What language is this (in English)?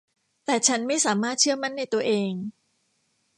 Thai